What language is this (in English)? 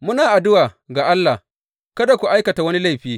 Hausa